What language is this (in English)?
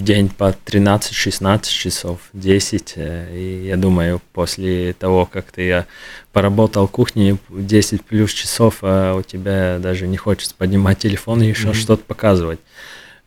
Russian